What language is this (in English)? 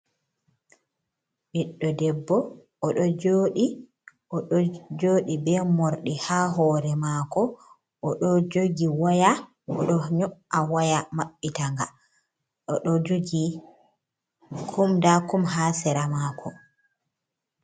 Fula